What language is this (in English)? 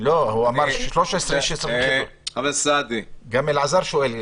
Hebrew